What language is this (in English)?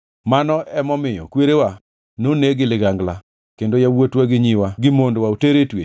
Luo (Kenya and Tanzania)